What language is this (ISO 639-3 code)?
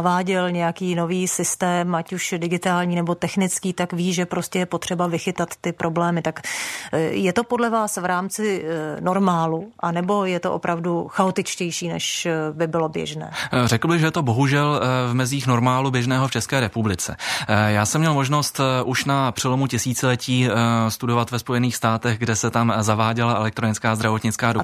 ces